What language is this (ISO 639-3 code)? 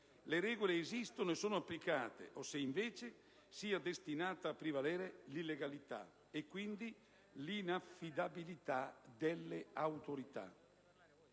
ita